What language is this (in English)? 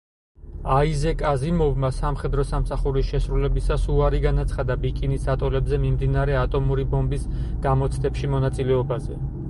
Georgian